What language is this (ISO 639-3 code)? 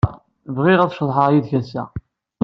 kab